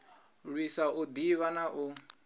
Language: Venda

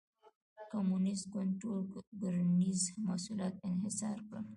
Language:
Pashto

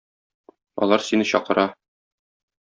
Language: Tatar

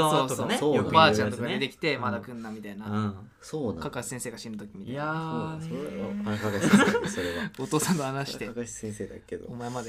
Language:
Japanese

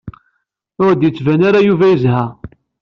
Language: Kabyle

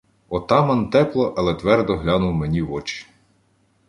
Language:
Ukrainian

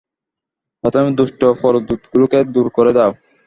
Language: Bangla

